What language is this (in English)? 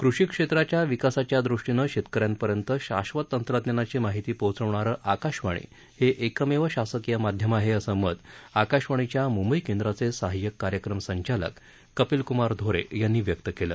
Marathi